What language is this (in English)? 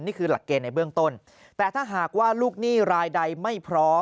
Thai